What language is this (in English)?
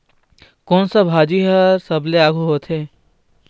Chhattisgarhi